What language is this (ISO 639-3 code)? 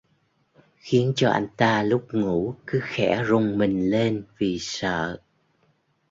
vie